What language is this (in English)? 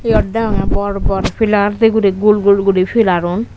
Chakma